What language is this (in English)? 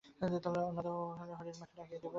Bangla